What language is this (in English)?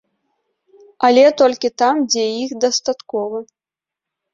Belarusian